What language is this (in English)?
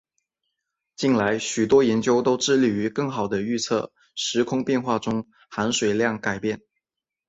Chinese